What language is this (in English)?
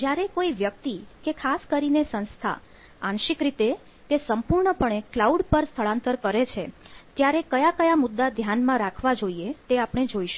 Gujarati